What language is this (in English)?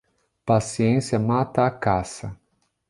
Portuguese